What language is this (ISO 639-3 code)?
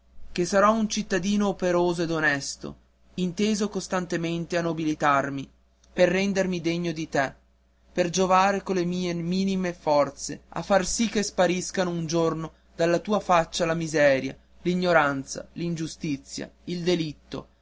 ita